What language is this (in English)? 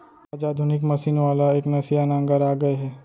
Chhattisgarhi